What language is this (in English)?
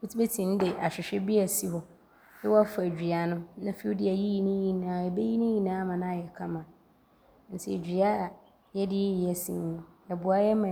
Abron